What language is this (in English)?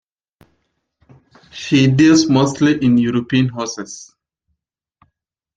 English